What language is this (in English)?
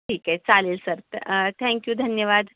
Marathi